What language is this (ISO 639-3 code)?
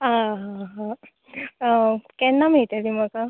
kok